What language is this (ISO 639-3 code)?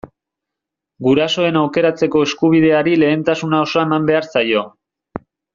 eus